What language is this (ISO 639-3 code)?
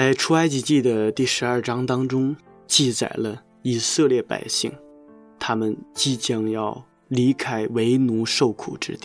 zho